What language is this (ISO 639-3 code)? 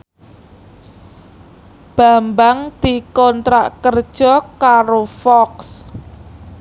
jav